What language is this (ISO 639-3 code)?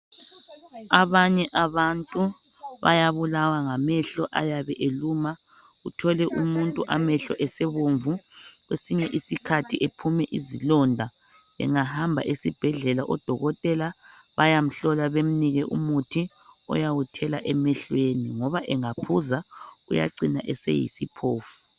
nde